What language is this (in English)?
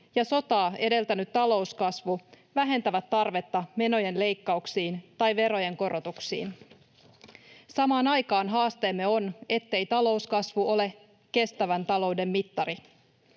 Finnish